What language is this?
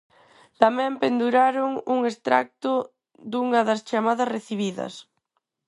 Galician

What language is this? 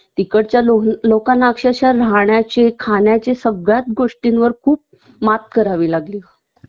Marathi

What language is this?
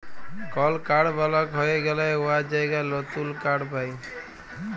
Bangla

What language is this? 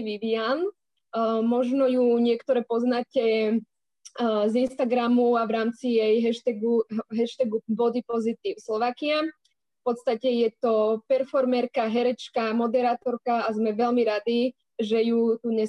Slovak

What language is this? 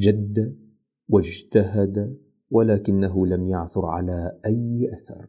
Arabic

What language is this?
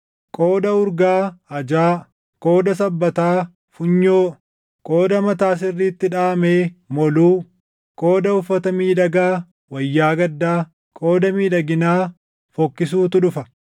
Oromo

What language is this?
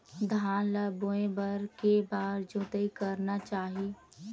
Chhattisgarhi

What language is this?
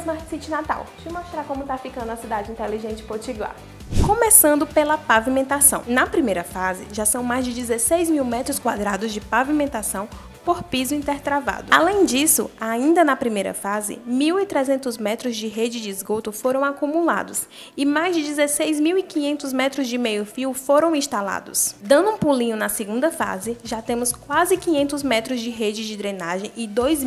Portuguese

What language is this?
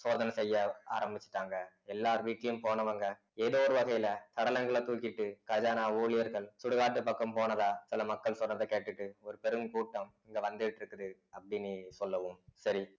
Tamil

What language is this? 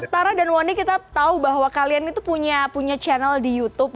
Indonesian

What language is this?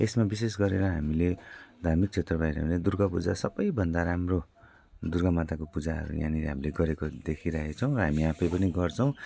Nepali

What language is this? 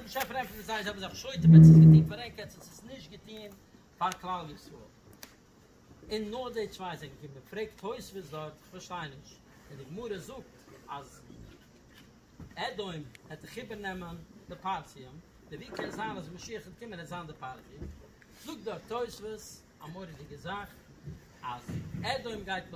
Dutch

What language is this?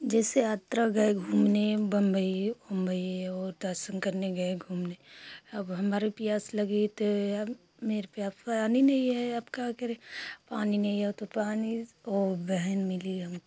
Hindi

